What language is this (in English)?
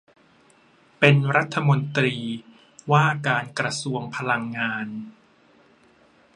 Thai